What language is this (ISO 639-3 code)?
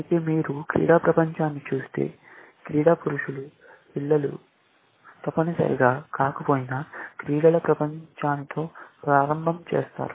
tel